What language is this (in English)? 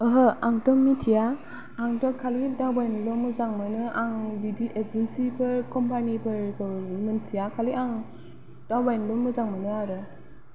Bodo